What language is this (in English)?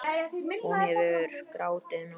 Icelandic